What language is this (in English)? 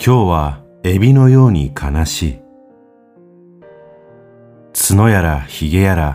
Japanese